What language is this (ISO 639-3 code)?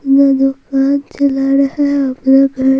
hin